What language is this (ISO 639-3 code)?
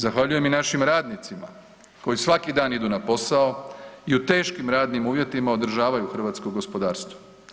hrv